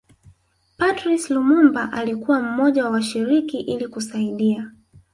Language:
Swahili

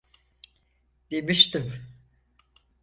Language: Turkish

